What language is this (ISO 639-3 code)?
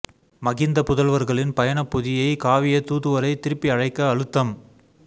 tam